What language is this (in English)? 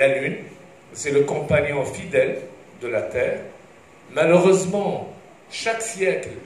French